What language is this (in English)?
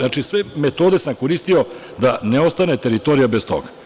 Serbian